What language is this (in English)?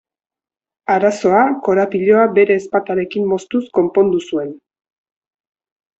Basque